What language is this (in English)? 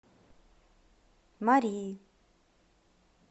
Russian